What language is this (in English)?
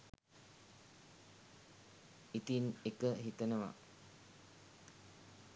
Sinhala